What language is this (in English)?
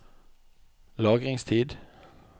Norwegian